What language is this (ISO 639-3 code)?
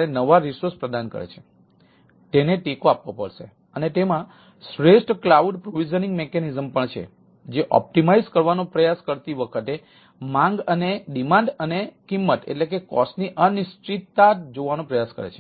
guj